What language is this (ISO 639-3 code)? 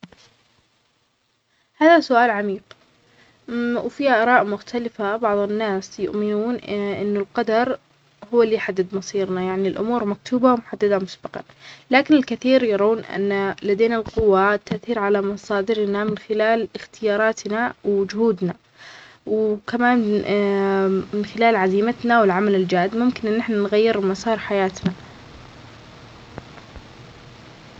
acx